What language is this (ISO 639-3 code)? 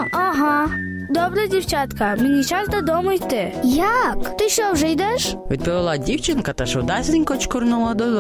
ukr